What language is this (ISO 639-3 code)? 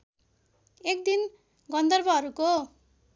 nep